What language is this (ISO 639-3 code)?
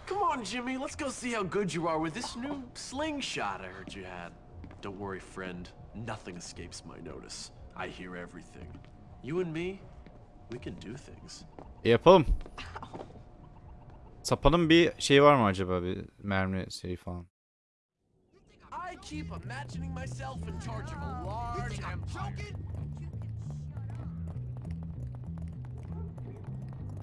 tur